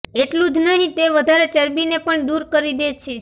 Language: Gujarati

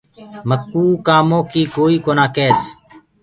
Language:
Gurgula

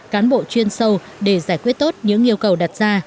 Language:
Vietnamese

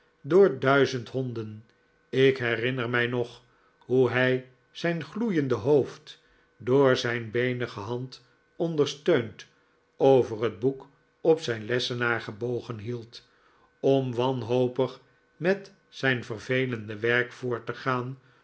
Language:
Dutch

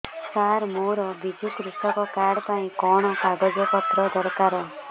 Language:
Odia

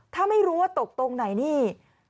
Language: Thai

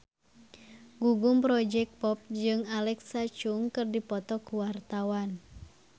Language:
Sundanese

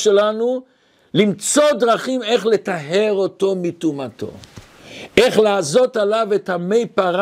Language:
Hebrew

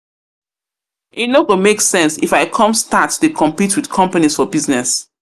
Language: Nigerian Pidgin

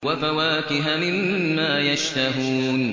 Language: Arabic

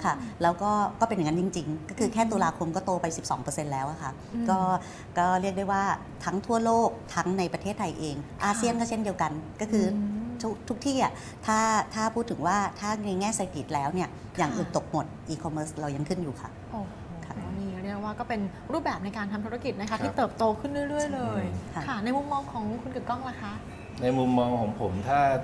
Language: Thai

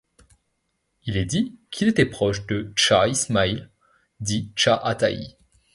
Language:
French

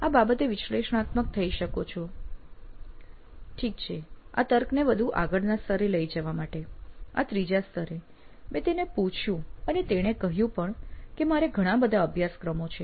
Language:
Gujarati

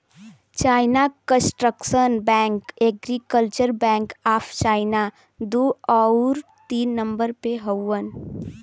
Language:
Bhojpuri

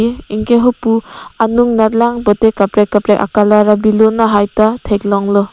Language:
Karbi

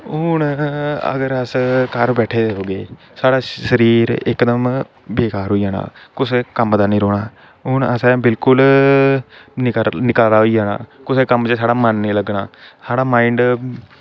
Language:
Dogri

